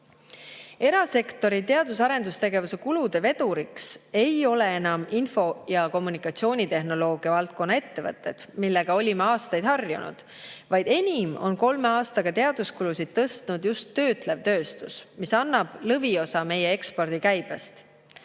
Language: Estonian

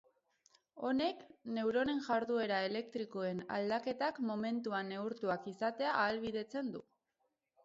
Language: Basque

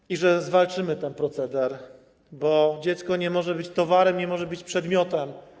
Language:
Polish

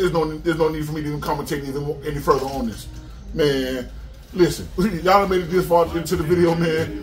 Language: English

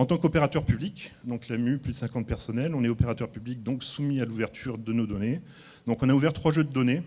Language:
French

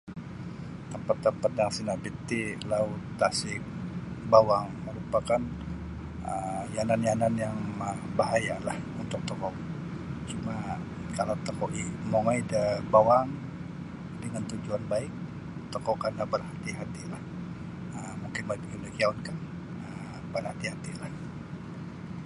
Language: Sabah Bisaya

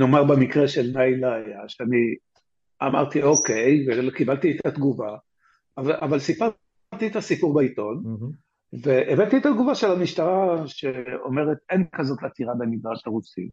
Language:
Hebrew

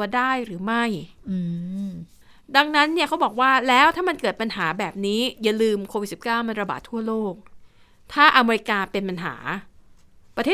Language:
Thai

